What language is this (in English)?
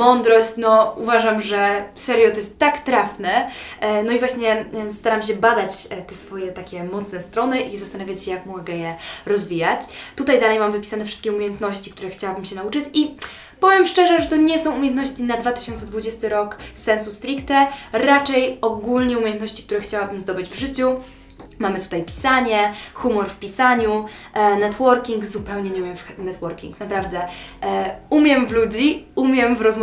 Polish